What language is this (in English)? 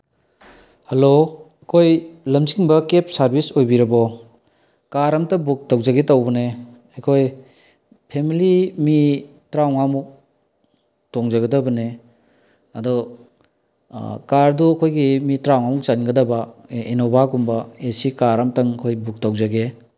Manipuri